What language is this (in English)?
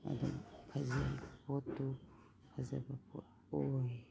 Manipuri